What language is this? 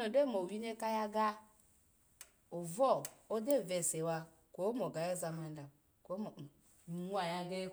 Alago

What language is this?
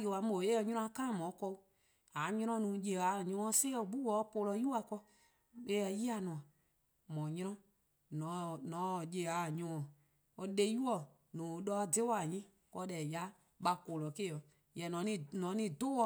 Eastern Krahn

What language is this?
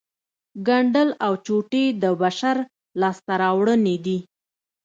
Pashto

